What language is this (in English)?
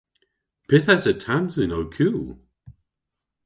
Cornish